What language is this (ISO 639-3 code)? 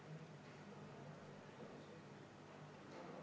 est